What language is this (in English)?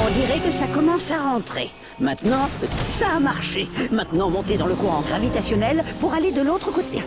French